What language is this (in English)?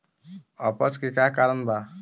Bhojpuri